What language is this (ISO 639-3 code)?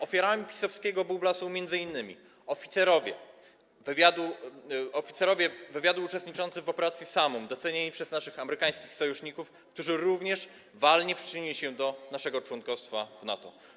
pol